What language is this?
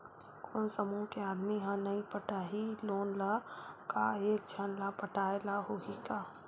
Chhattisgarhi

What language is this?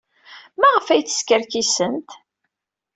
Kabyle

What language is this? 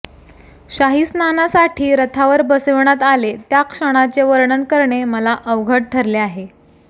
Marathi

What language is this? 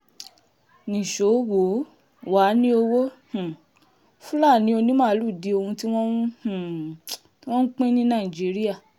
Yoruba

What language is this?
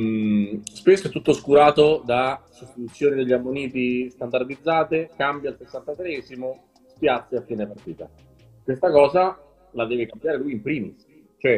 Italian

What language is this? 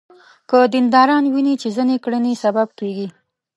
Pashto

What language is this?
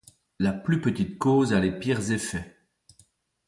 French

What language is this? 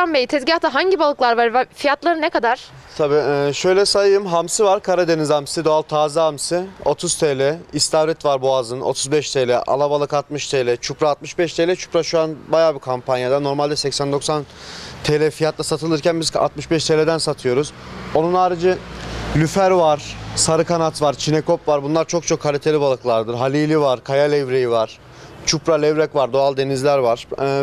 Turkish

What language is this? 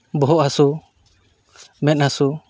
Santali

